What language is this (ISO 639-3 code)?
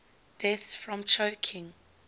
eng